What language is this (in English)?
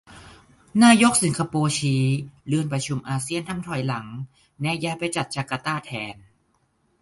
Thai